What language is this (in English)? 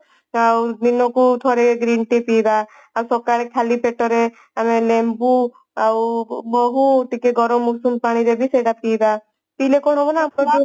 Odia